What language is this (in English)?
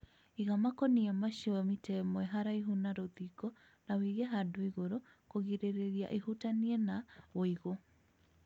Kikuyu